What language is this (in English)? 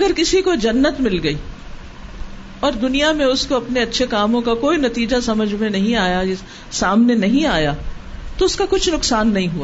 Urdu